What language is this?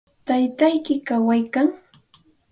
Santa Ana de Tusi Pasco Quechua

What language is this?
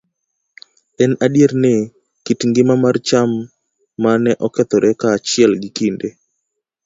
Luo (Kenya and Tanzania)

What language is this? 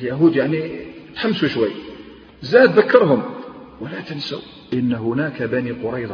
Arabic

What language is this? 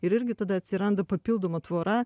Lithuanian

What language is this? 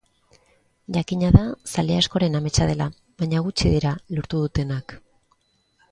Basque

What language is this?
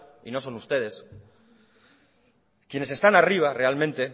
Spanish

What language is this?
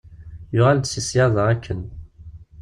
Kabyle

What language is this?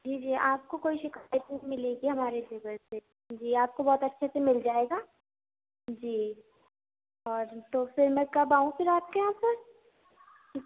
Urdu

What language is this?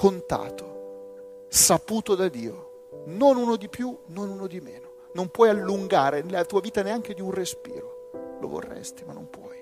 Italian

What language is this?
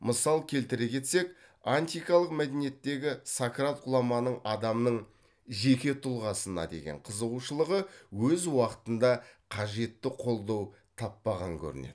Kazakh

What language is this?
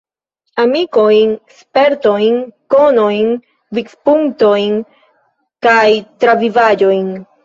Esperanto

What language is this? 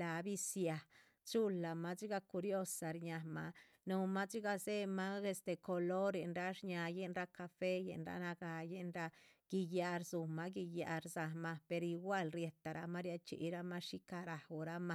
Chichicapan Zapotec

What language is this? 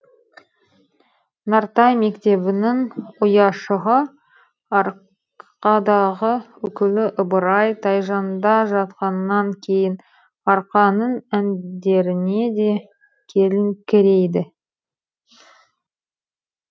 Kazakh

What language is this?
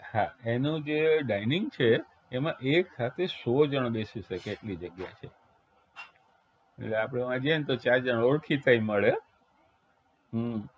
Gujarati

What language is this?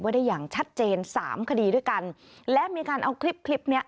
Thai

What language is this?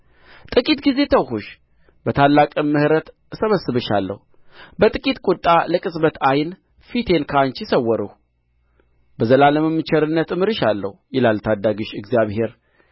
Amharic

